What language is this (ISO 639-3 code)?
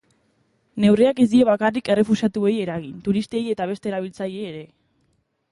eus